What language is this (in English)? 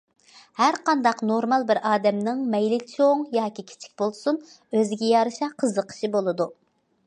Uyghur